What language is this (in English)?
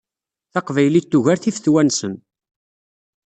Kabyle